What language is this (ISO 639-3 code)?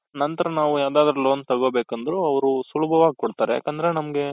kan